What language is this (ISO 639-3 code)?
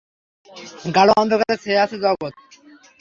ben